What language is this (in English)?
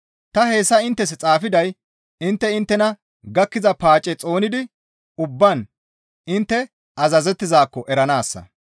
Gamo